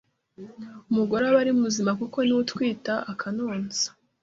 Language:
Kinyarwanda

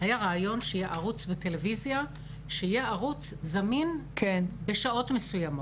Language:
Hebrew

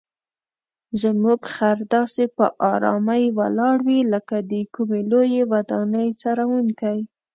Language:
Pashto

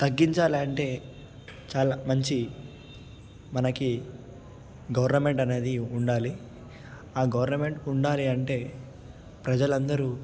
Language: Telugu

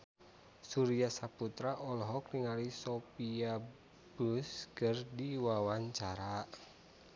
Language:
Sundanese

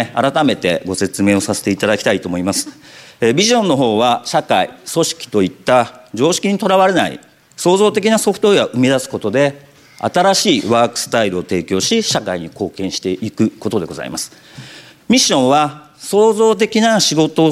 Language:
Japanese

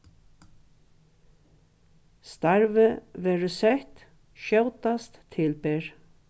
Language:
Faroese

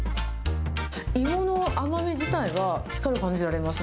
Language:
Japanese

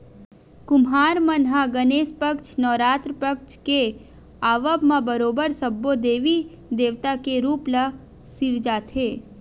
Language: Chhattisgarhi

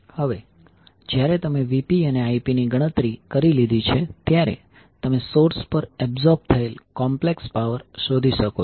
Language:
Gujarati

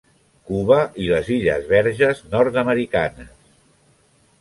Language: Catalan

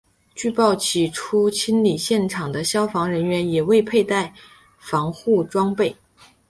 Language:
Chinese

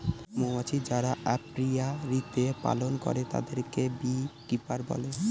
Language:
Bangla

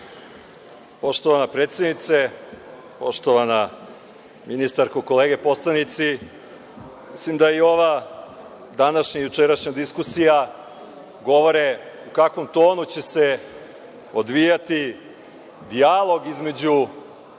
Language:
Serbian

